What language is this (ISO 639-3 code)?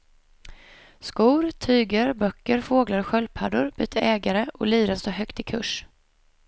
swe